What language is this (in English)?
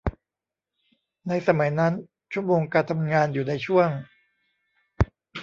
Thai